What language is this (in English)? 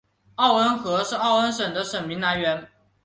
Chinese